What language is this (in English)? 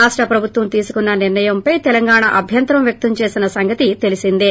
Telugu